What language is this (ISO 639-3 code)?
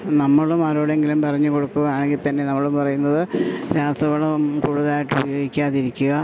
mal